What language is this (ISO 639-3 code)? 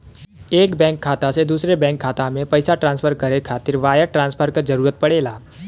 bho